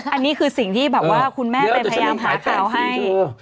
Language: Thai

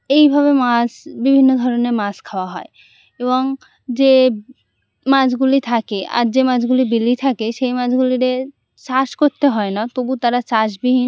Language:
Bangla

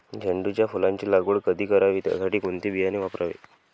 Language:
Marathi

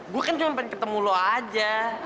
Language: Indonesian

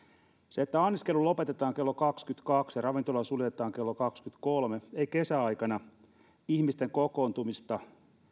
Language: Finnish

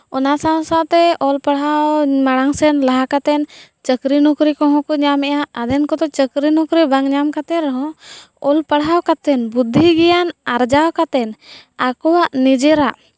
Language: Santali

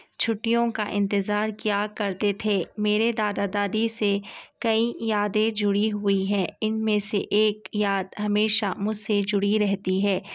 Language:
Urdu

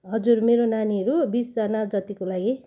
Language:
Nepali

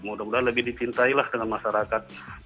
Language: Indonesian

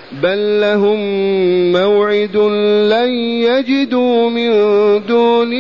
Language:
Arabic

